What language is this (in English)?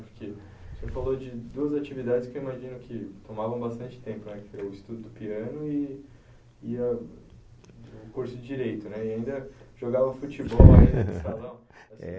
Portuguese